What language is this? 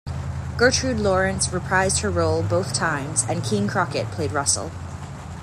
English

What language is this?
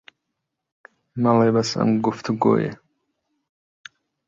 Central Kurdish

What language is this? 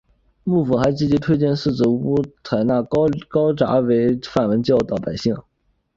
Chinese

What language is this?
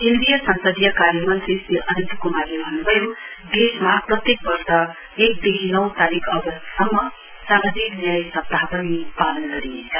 Nepali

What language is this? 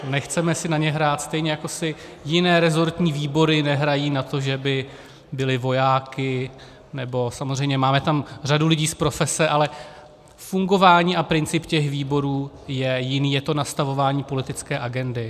Czech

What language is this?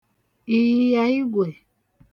Igbo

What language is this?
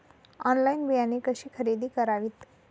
Marathi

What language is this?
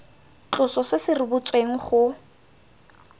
Tswana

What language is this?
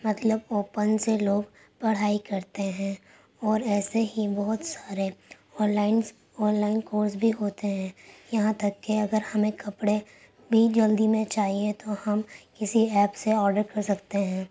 Urdu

